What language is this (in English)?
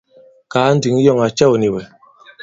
Bankon